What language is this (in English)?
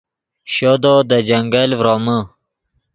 Yidgha